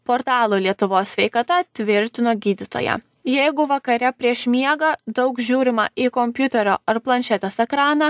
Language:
Lithuanian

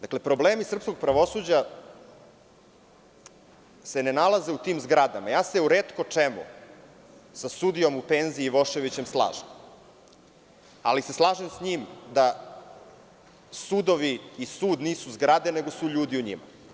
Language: Serbian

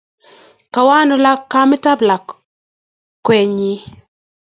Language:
Kalenjin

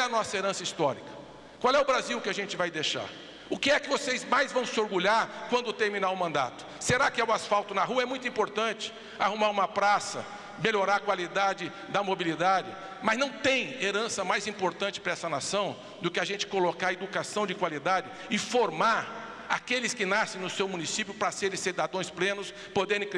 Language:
Portuguese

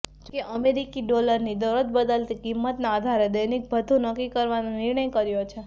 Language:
Gujarati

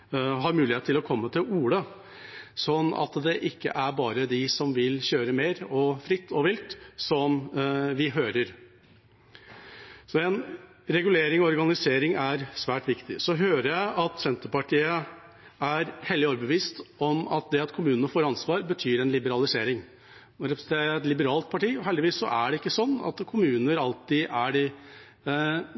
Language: Norwegian Bokmål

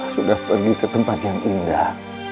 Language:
Indonesian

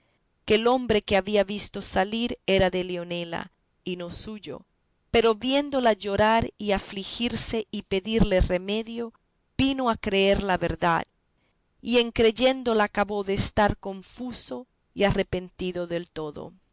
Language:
Spanish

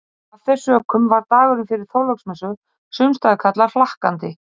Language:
Icelandic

